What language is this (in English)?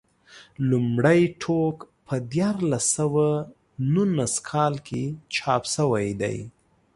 Pashto